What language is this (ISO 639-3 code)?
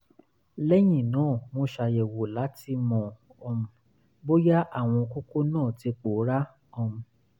yor